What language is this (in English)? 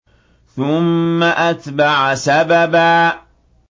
Arabic